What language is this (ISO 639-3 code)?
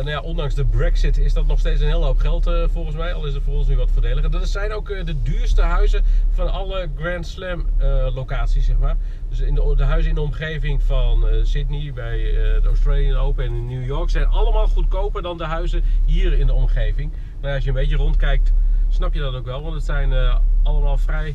nld